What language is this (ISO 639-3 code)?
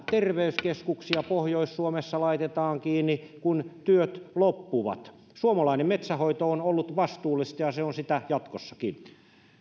fin